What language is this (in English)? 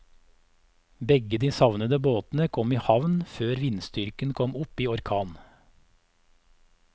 Norwegian